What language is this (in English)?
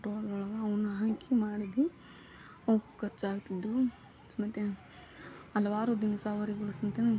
Kannada